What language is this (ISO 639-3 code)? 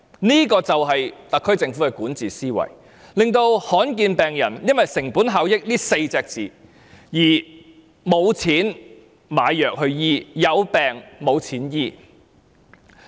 yue